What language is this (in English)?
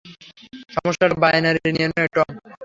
Bangla